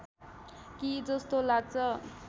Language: Nepali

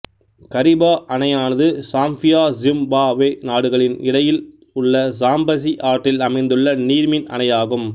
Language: Tamil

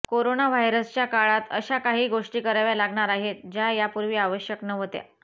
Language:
Marathi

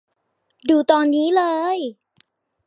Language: Thai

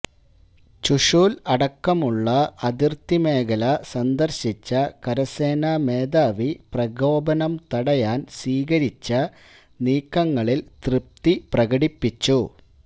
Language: Malayalam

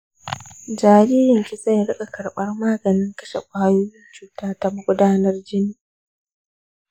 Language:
Hausa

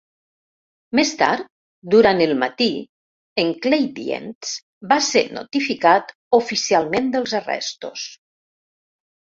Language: Catalan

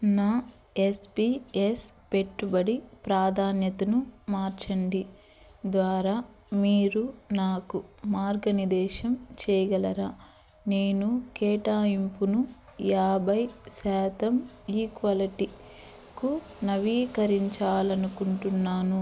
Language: Telugu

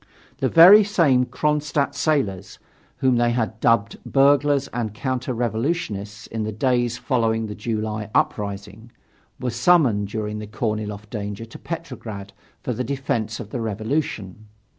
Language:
English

